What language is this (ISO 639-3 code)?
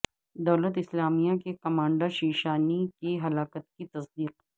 urd